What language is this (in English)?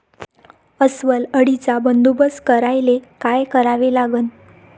Marathi